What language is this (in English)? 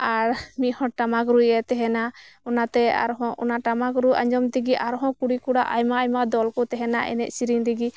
Santali